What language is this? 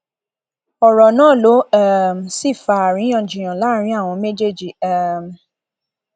Yoruba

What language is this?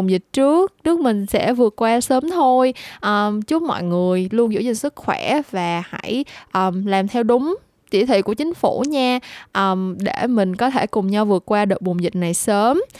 Vietnamese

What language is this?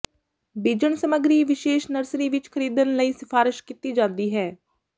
Punjabi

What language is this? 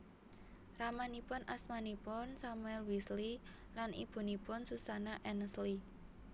Javanese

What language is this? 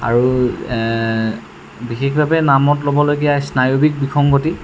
Assamese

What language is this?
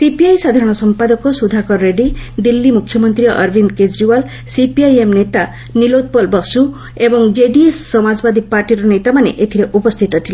Odia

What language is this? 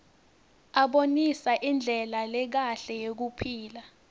Swati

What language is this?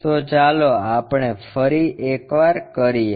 Gujarati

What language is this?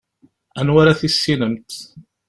Kabyle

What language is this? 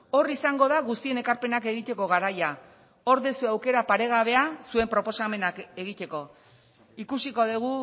Basque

